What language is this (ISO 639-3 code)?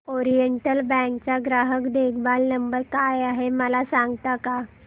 mar